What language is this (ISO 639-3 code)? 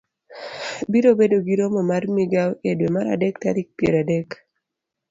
luo